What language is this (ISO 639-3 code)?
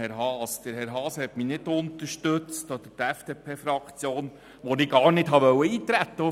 gsw